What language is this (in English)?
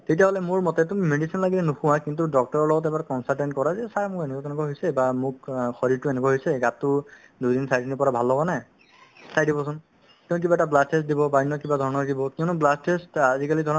Assamese